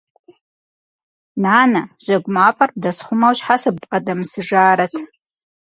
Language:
Kabardian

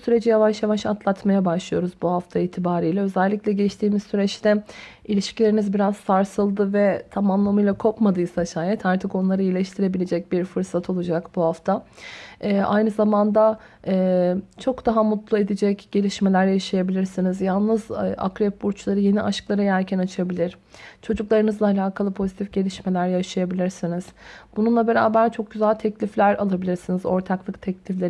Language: Turkish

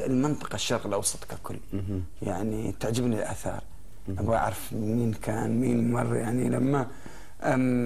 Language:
Arabic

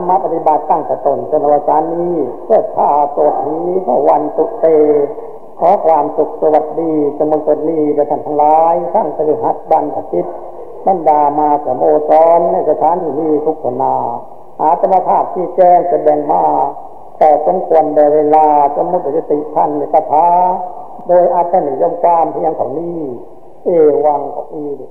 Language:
Thai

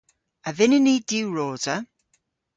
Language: Cornish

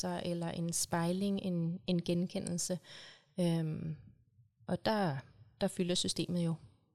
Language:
Danish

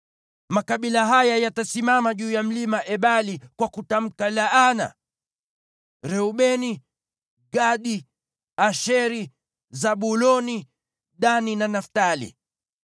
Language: Swahili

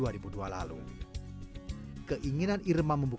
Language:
Indonesian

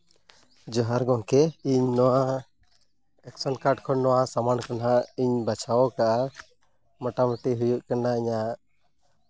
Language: Santali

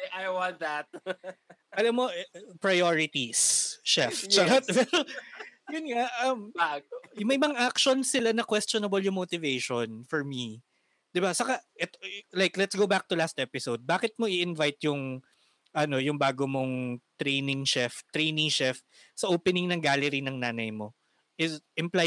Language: Filipino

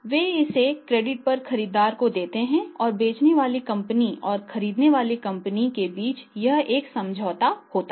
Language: Hindi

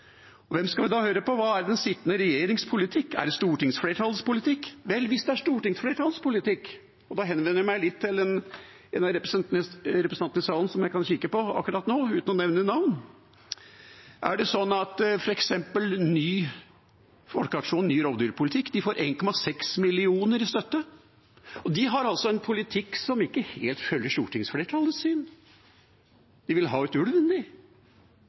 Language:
Norwegian Bokmål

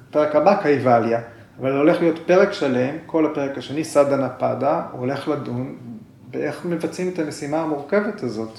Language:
Hebrew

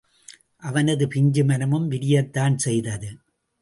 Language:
Tamil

